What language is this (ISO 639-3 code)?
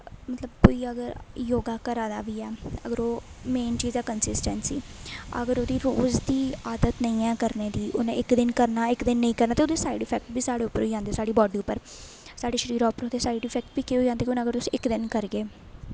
doi